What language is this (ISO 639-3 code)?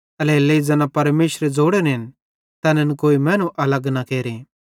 bhd